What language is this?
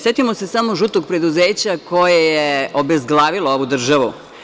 Serbian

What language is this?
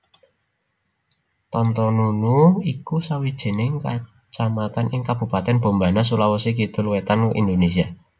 Javanese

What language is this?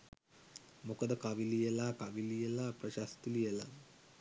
Sinhala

